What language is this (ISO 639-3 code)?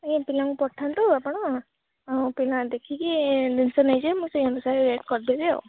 ori